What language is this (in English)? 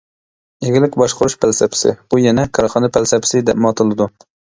Uyghur